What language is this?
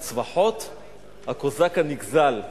Hebrew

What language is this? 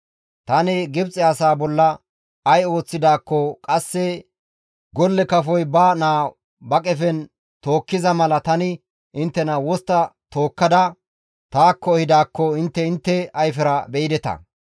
Gamo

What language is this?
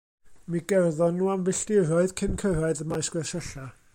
Welsh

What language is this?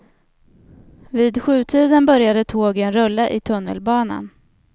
Swedish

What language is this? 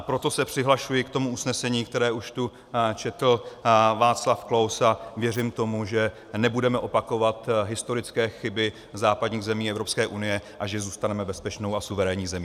Czech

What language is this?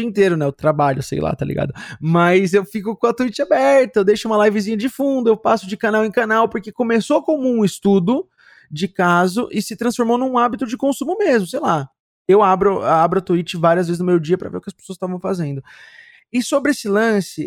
Portuguese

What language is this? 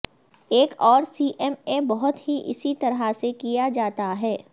Urdu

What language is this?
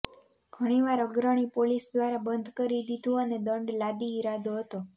Gujarati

